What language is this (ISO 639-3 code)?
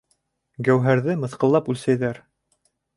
bak